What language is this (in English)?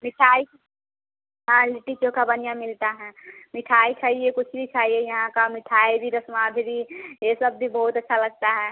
Hindi